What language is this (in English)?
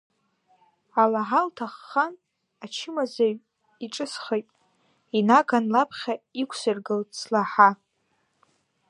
Abkhazian